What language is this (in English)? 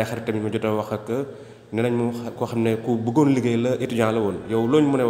Romanian